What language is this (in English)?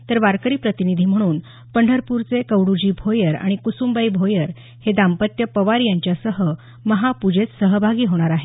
Marathi